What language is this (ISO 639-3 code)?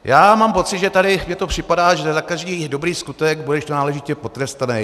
ces